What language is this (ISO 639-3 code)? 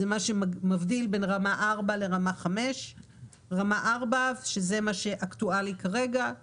heb